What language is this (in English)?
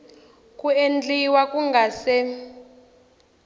Tsonga